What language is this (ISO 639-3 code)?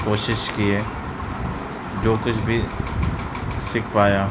urd